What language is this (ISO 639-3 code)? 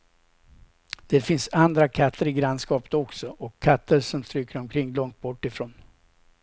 swe